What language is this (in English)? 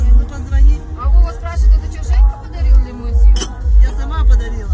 Russian